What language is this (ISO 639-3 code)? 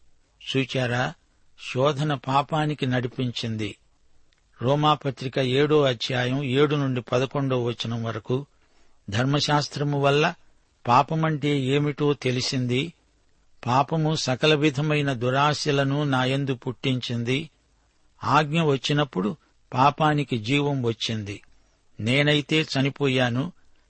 tel